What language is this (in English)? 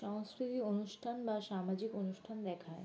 Bangla